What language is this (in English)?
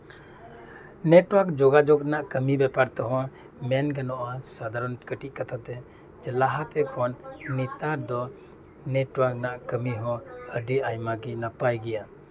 Santali